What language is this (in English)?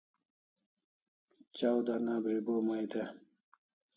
Kalasha